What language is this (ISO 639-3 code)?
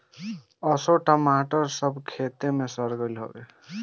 bho